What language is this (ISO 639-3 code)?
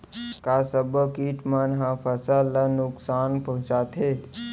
hne